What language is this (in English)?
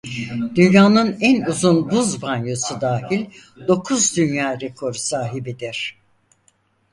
Turkish